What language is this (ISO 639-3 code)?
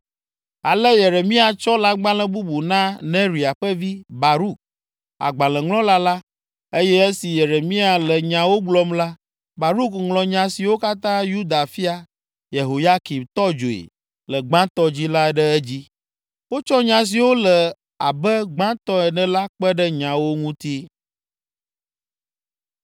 ewe